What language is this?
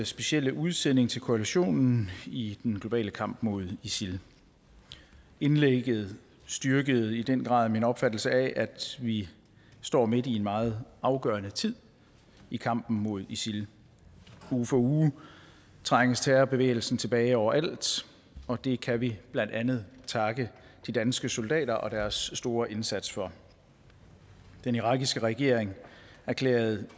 Danish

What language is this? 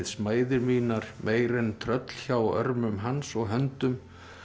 Icelandic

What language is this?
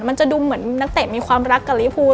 Thai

